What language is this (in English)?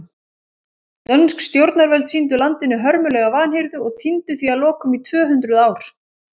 Icelandic